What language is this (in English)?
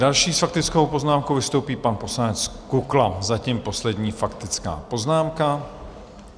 Czech